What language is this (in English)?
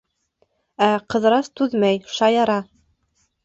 Bashkir